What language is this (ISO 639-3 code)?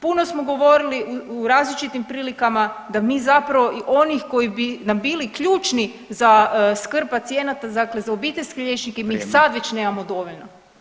hrv